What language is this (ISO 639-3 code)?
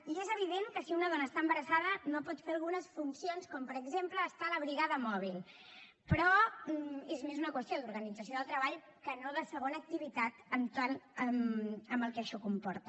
cat